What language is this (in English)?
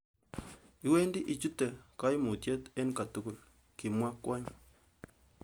Kalenjin